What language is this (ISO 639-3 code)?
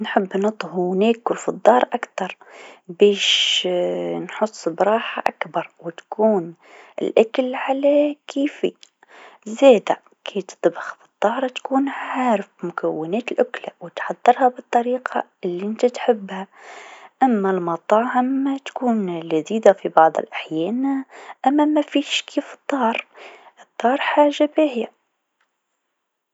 aeb